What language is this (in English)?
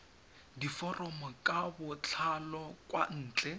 Tswana